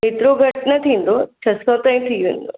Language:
Sindhi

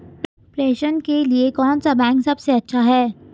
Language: Hindi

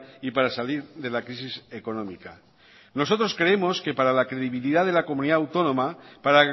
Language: Spanish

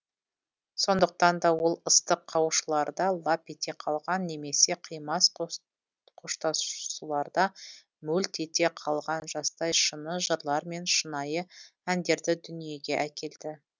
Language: Kazakh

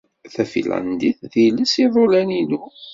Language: Kabyle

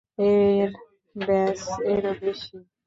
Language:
Bangla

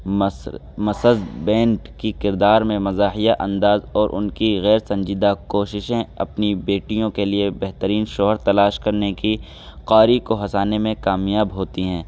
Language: Urdu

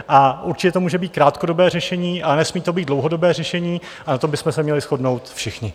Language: Czech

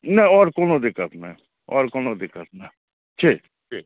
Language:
Maithili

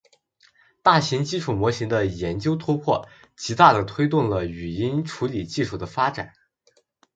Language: Chinese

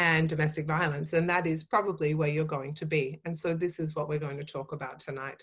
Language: English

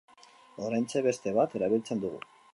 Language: Basque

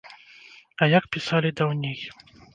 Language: Belarusian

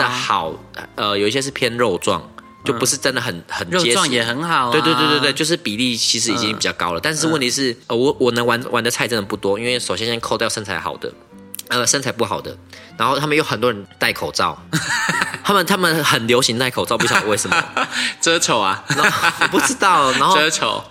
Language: Chinese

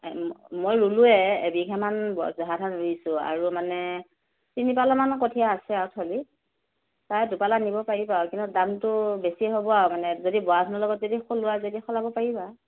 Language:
Assamese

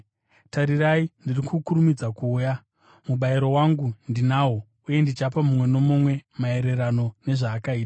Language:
Shona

